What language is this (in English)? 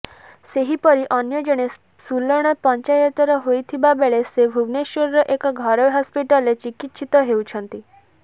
Odia